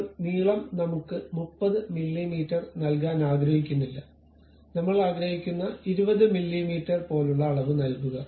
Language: Malayalam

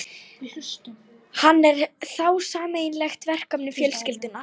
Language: Icelandic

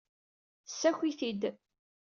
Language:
Kabyle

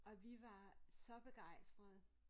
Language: Danish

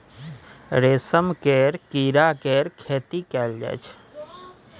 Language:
Maithili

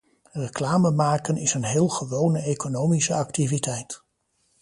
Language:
Dutch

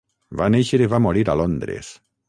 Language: Catalan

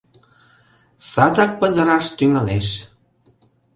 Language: Mari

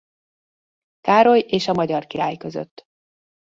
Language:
Hungarian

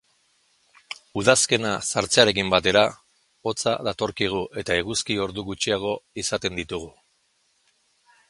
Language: Basque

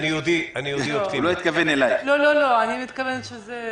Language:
Hebrew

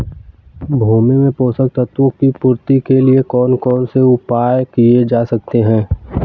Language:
Hindi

